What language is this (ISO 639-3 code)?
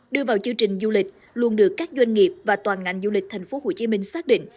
vie